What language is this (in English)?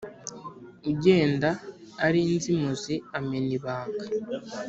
Kinyarwanda